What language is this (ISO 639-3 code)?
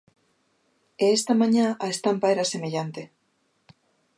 glg